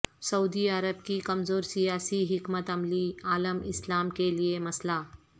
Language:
Urdu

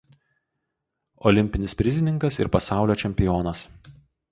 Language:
Lithuanian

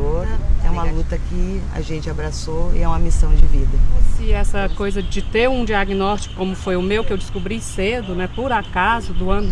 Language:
Portuguese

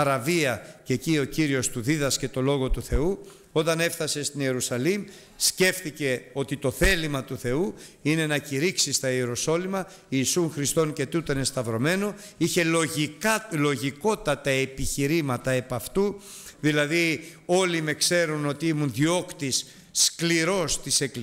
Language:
Greek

